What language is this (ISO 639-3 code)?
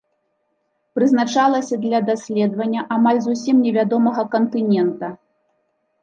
bel